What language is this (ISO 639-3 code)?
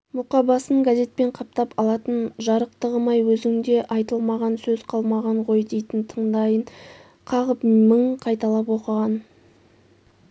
kaz